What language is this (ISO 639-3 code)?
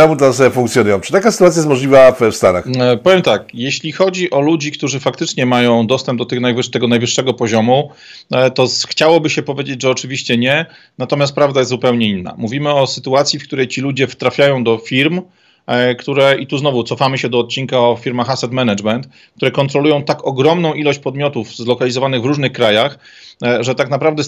pol